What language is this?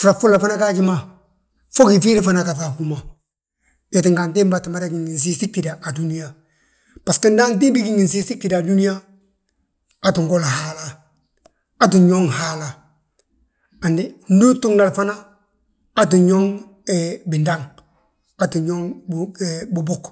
Balanta-Ganja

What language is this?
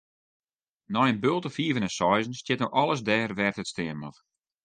Western Frisian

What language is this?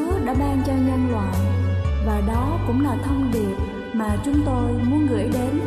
Vietnamese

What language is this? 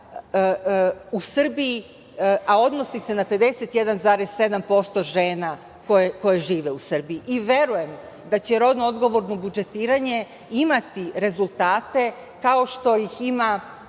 Serbian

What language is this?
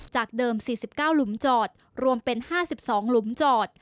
Thai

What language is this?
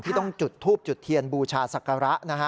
Thai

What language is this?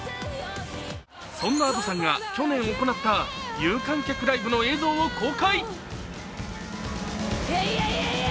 Japanese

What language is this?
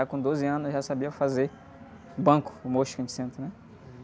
Portuguese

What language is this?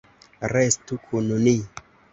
Esperanto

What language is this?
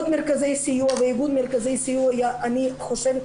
Hebrew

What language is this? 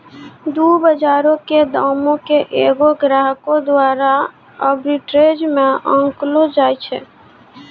Maithili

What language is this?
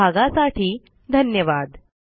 Marathi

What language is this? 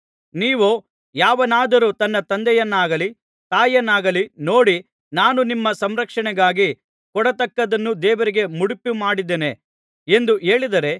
Kannada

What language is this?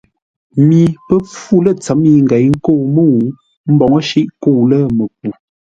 Ngombale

